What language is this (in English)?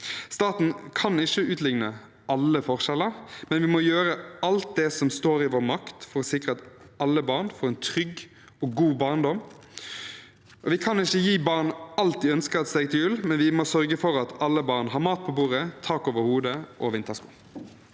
Norwegian